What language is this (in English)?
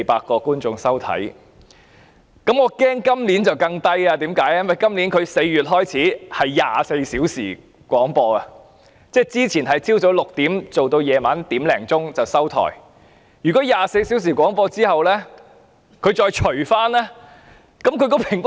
Cantonese